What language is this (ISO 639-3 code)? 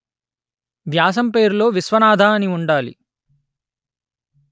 tel